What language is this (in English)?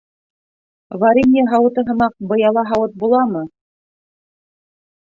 Bashkir